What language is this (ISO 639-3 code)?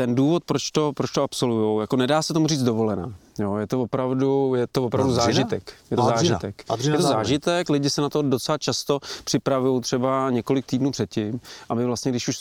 ces